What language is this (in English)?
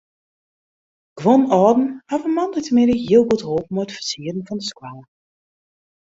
Western Frisian